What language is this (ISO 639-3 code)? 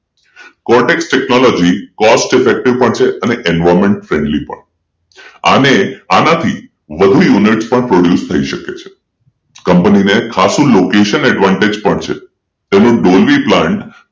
guj